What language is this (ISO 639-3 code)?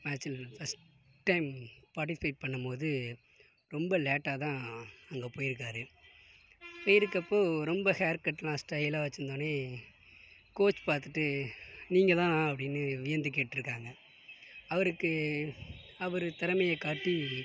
tam